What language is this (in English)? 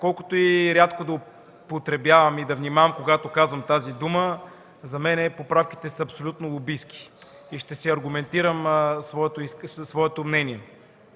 Bulgarian